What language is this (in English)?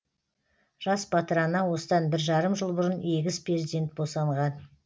Kazakh